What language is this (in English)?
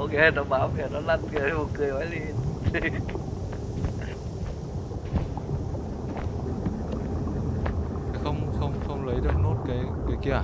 Vietnamese